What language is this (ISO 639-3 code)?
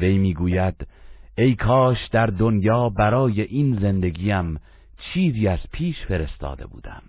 fas